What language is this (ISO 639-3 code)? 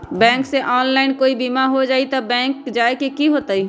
mag